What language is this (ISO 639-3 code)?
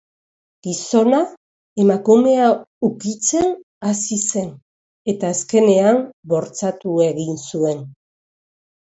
eus